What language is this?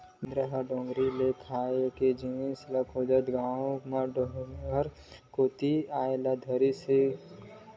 Chhattisgarhi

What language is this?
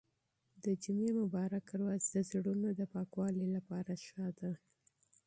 Pashto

